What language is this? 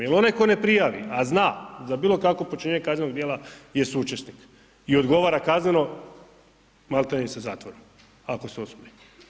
Croatian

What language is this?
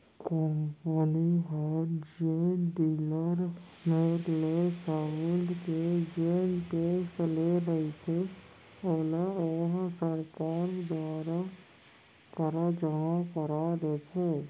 Chhattisgarhi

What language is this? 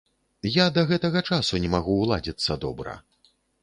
Belarusian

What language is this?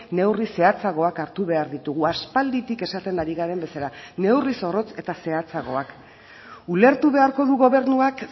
Basque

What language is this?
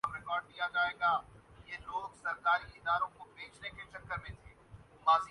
Urdu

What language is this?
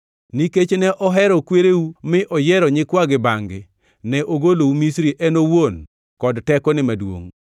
Luo (Kenya and Tanzania)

